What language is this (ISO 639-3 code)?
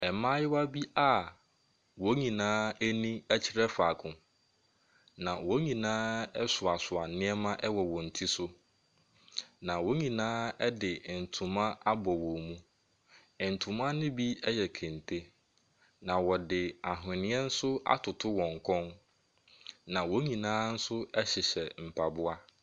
aka